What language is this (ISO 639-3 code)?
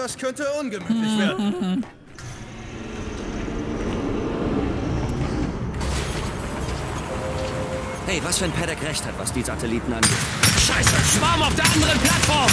deu